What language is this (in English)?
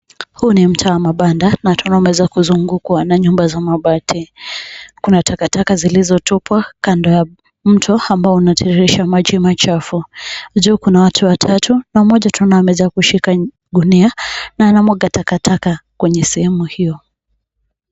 Swahili